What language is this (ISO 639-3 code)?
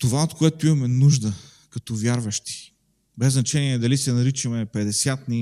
bul